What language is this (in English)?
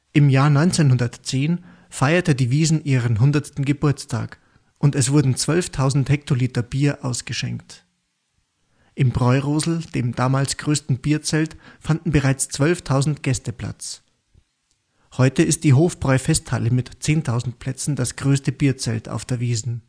German